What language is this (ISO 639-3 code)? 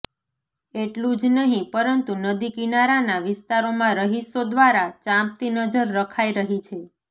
guj